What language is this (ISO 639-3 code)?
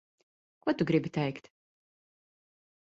lav